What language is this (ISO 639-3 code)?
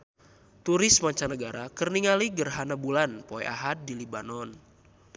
sun